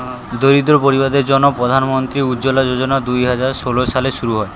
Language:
Bangla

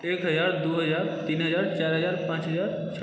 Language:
Maithili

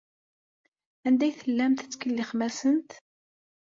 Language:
Kabyle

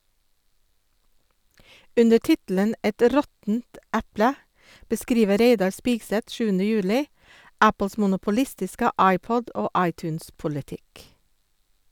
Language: Norwegian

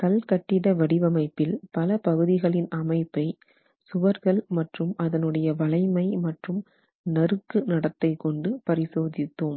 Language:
Tamil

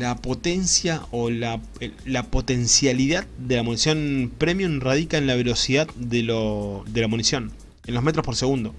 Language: Spanish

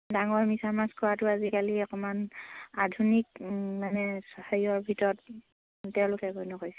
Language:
Assamese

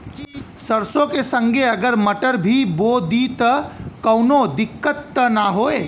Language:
Bhojpuri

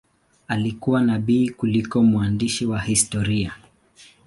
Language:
Swahili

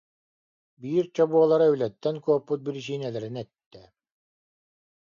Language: Yakut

